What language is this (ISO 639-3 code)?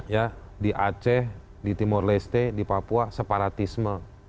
ind